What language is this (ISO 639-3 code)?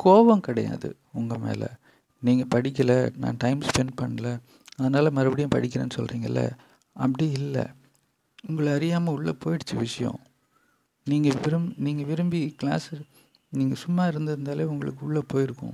tam